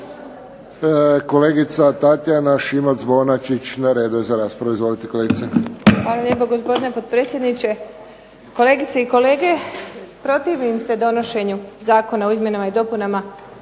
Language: Croatian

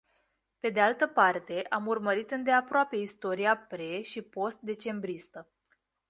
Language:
Romanian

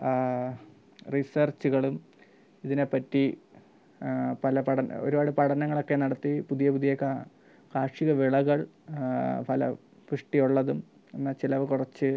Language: Malayalam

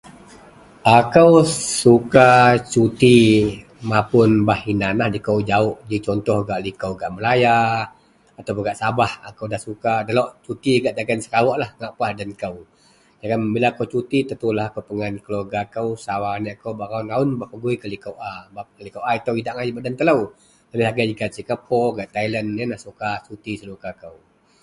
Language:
Central Melanau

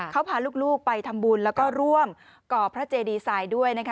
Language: Thai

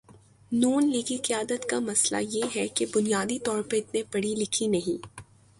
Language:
Urdu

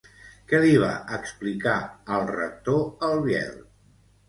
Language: Catalan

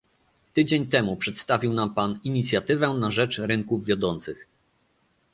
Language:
Polish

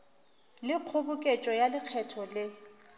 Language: Northern Sotho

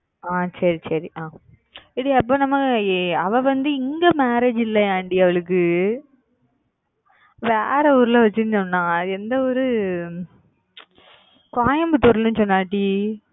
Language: Tamil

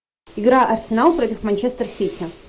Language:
Russian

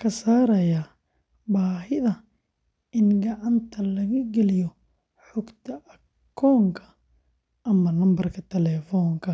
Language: Somali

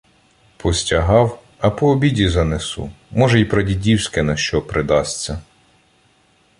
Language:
Ukrainian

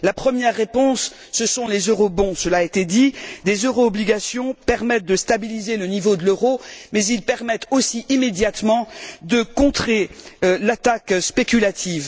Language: French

